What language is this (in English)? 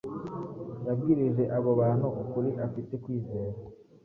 Kinyarwanda